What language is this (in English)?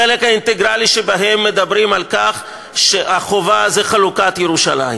Hebrew